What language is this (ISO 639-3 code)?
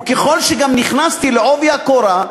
heb